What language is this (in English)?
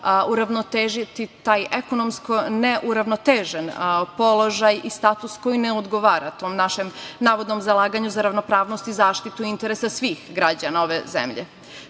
Serbian